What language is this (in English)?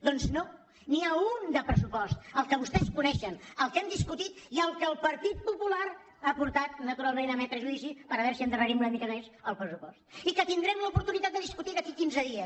Catalan